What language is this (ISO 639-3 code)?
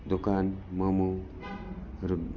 nep